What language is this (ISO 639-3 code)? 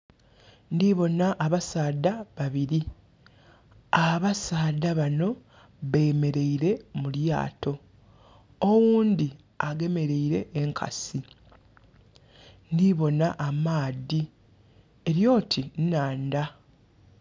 xog